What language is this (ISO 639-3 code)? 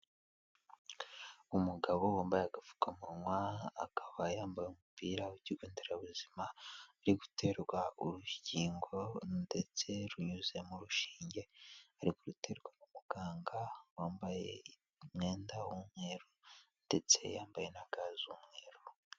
kin